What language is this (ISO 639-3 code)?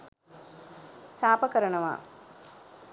sin